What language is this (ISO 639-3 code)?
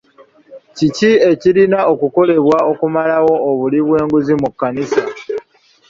lug